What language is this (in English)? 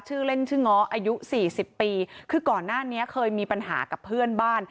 Thai